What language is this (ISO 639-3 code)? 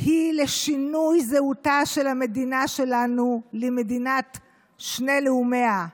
heb